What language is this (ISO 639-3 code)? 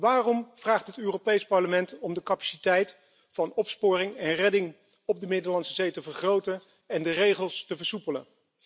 nld